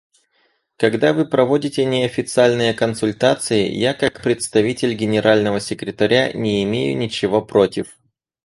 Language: Russian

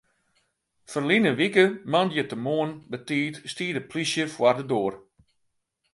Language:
Western Frisian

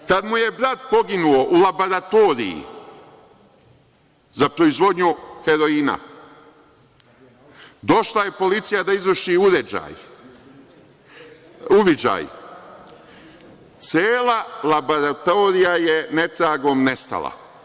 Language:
Serbian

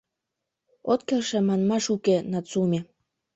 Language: Mari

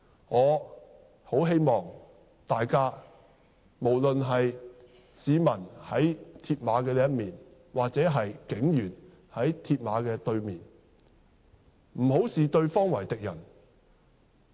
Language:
Cantonese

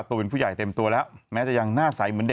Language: Thai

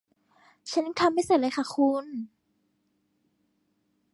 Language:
Thai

